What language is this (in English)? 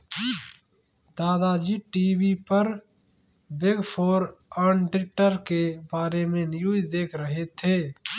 Hindi